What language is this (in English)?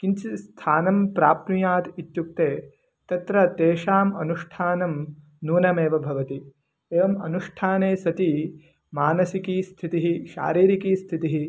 Sanskrit